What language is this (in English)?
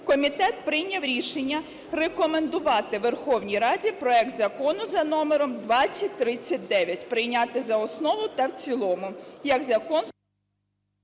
Ukrainian